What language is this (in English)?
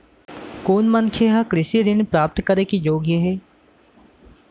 Chhattisgarhi